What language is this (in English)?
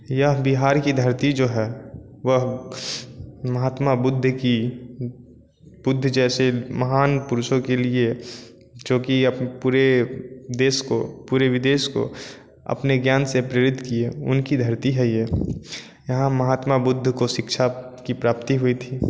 Hindi